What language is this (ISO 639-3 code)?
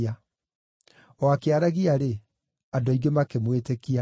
kik